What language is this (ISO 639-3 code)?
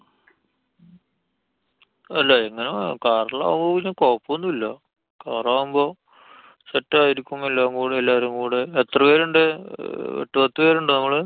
mal